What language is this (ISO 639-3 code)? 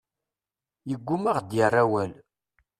kab